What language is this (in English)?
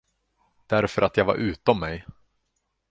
Swedish